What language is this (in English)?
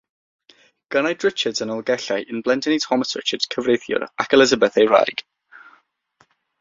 Welsh